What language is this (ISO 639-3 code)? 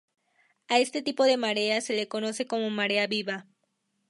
spa